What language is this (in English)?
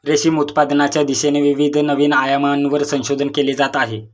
Marathi